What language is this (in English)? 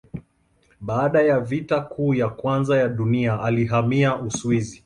Swahili